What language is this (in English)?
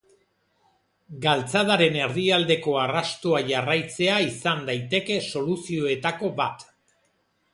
Basque